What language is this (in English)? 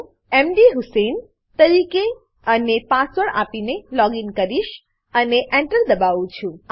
Gujarati